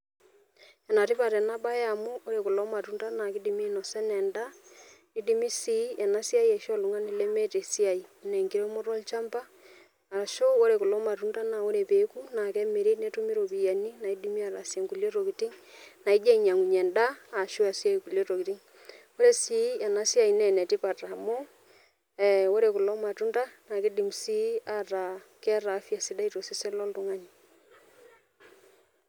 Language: Masai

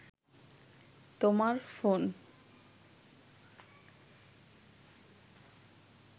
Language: Bangla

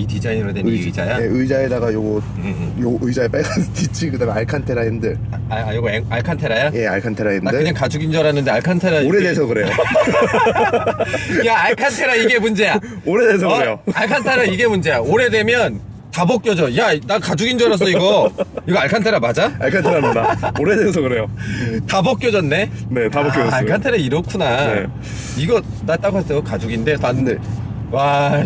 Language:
Korean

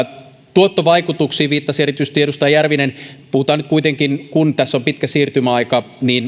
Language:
Finnish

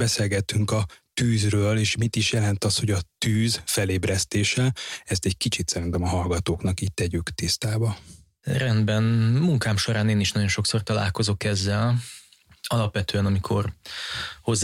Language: Hungarian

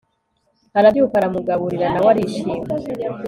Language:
Kinyarwanda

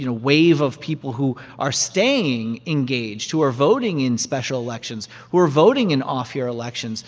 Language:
English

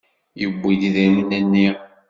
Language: Kabyle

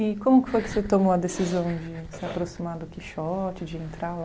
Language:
Portuguese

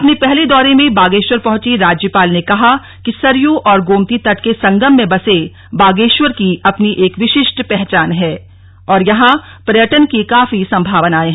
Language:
Hindi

